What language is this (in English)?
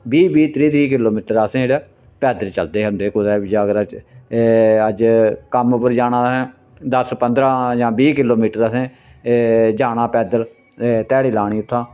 Dogri